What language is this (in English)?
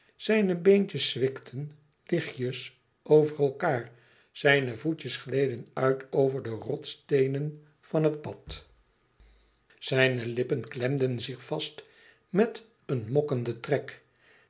Dutch